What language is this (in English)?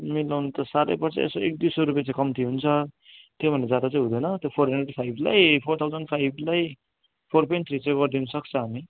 Nepali